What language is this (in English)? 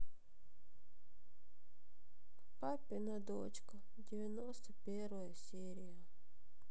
Russian